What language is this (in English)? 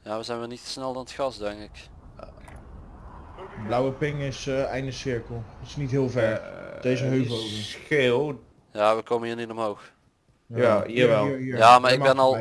Dutch